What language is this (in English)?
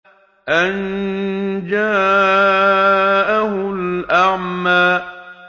Arabic